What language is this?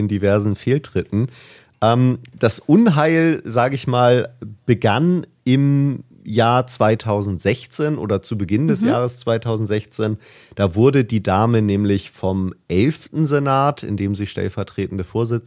German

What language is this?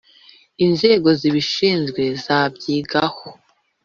Kinyarwanda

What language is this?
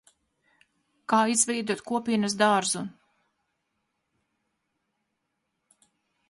Latvian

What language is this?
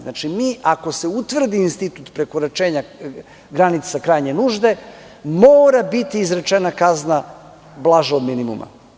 Serbian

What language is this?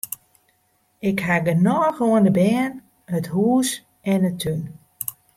Western Frisian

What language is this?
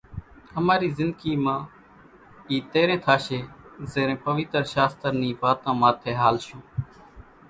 Kachi Koli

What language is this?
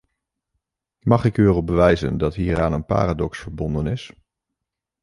Dutch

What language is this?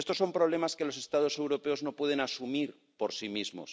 Spanish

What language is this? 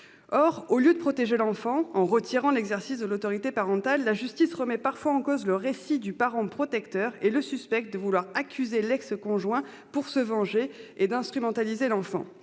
French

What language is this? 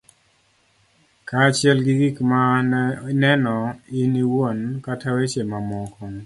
Luo (Kenya and Tanzania)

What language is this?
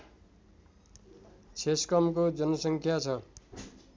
Nepali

